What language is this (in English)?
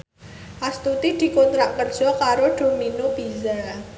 Javanese